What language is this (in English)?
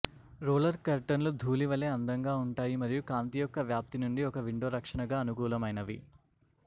Telugu